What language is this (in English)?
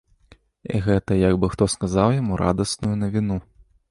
Belarusian